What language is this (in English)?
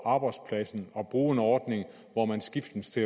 Danish